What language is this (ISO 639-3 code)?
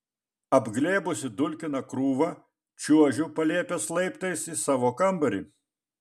lit